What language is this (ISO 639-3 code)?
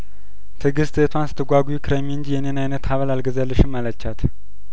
amh